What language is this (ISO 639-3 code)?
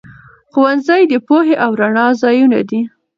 pus